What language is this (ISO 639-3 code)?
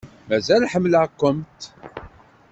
kab